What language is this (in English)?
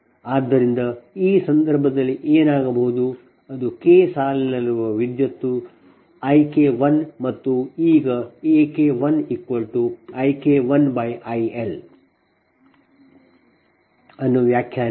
Kannada